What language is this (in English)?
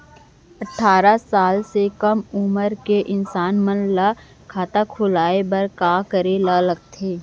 Chhattisgarhi